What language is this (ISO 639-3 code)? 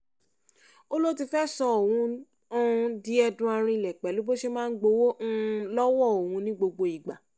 yor